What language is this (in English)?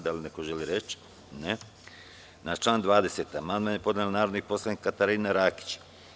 Serbian